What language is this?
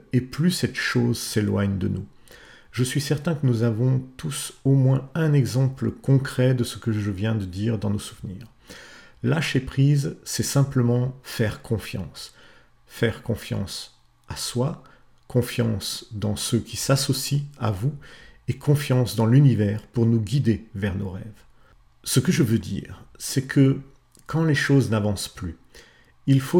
French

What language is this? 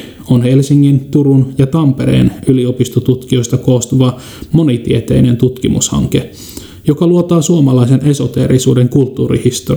Finnish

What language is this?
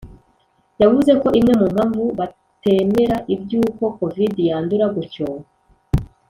Kinyarwanda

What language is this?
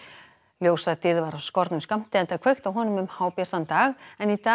Icelandic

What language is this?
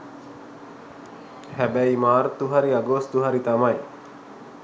Sinhala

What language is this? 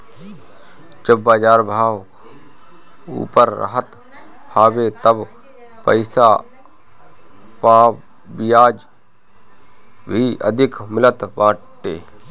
Bhojpuri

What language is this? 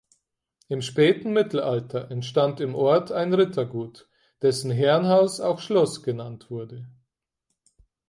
German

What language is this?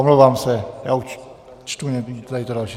Czech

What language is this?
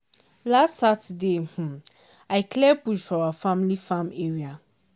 Nigerian Pidgin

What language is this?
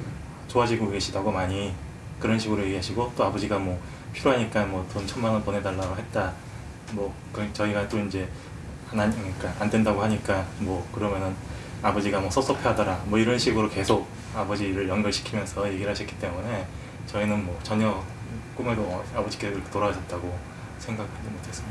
Korean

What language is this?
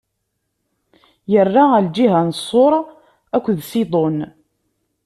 Kabyle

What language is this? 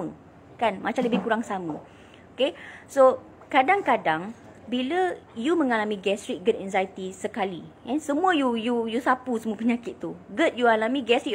Malay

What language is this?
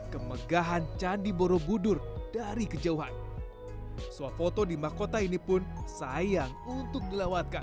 Indonesian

